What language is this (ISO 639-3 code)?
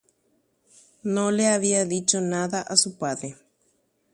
grn